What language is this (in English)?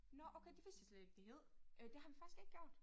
Danish